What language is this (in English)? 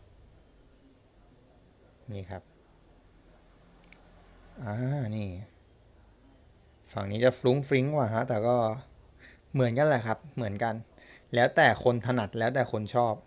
Thai